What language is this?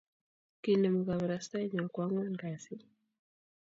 Kalenjin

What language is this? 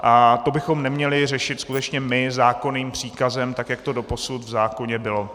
Czech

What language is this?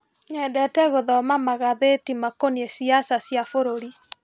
Kikuyu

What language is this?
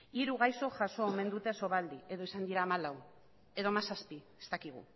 Basque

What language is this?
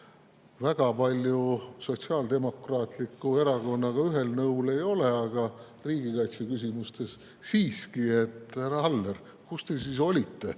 Estonian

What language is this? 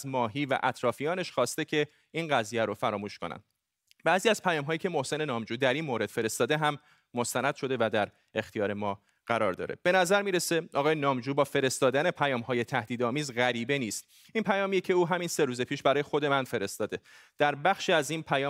Persian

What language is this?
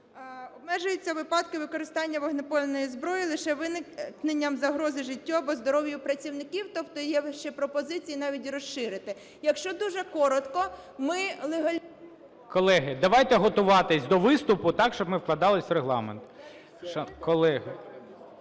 Ukrainian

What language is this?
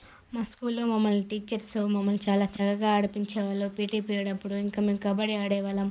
Telugu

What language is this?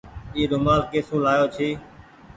Goaria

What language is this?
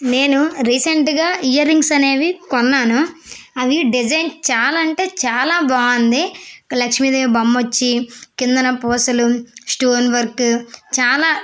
Telugu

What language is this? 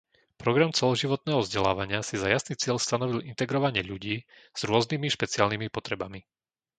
Slovak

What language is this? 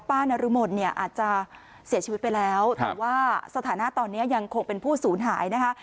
Thai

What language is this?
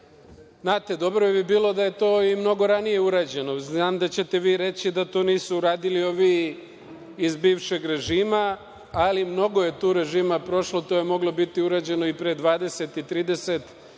Serbian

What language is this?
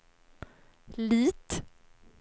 Swedish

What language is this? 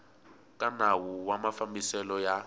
Tsonga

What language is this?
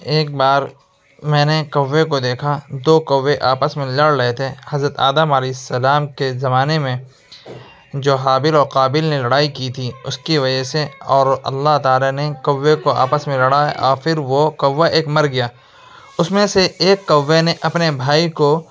Urdu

